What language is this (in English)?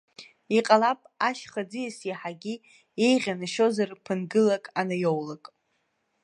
Abkhazian